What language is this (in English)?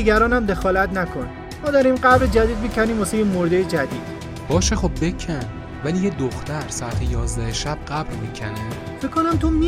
Persian